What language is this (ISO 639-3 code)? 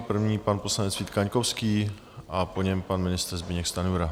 ces